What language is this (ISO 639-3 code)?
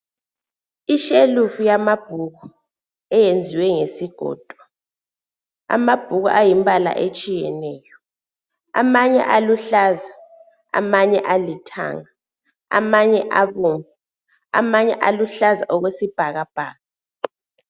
nde